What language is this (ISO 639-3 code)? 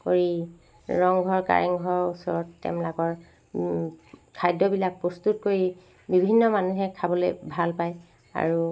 asm